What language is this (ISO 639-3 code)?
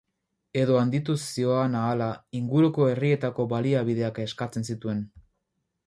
eus